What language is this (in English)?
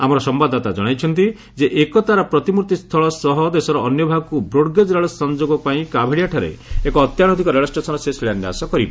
Odia